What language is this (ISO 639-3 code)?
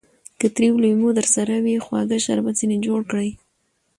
pus